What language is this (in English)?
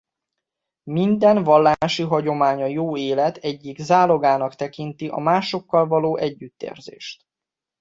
Hungarian